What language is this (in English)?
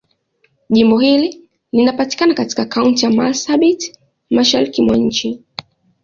Swahili